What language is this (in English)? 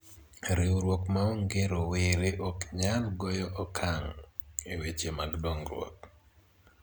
Luo (Kenya and Tanzania)